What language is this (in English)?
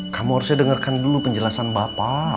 Indonesian